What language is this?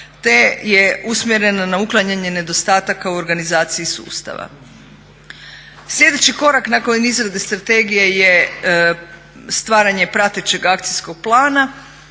Croatian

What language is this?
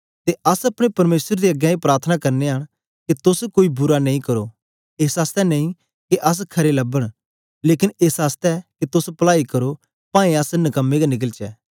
Dogri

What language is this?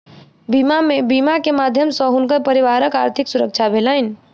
Maithili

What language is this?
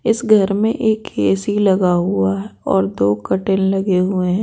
Hindi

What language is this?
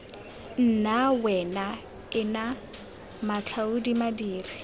Tswana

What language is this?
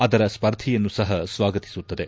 Kannada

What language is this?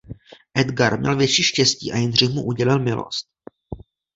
Czech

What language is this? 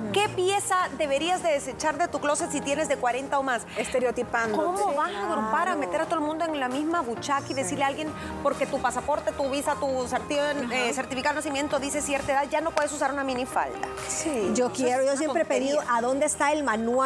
Spanish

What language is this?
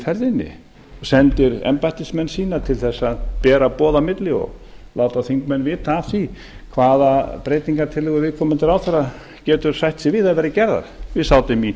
Icelandic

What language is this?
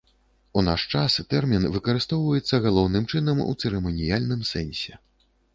Belarusian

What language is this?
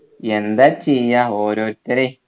Malayalam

